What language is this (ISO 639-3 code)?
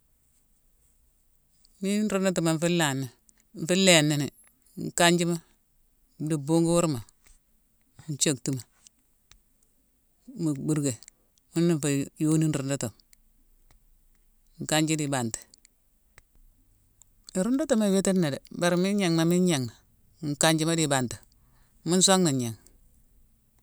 msw